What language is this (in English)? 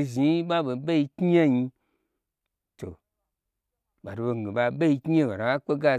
Gbagyi